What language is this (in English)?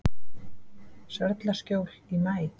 Icelandic